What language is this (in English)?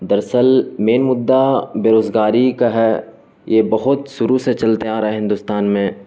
Urdu